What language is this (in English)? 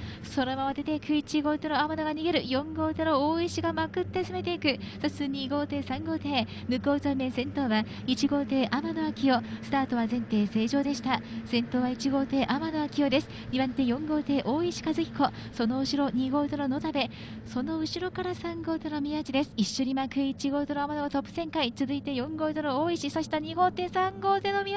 Japanese